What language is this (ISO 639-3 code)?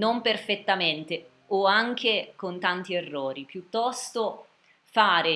ita